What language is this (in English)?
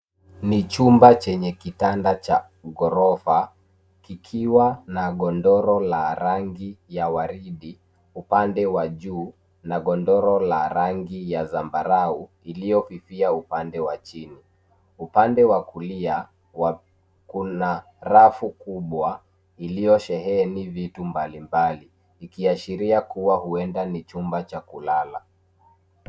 Swahili